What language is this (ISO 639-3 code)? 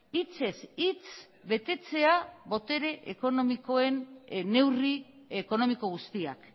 eus